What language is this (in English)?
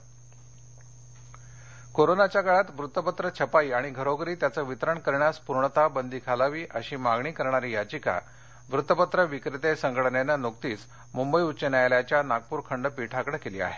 Marathi